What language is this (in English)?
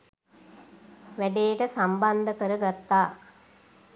Sinhala